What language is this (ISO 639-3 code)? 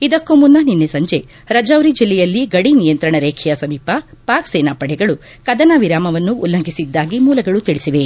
kan